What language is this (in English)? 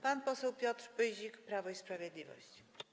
Polish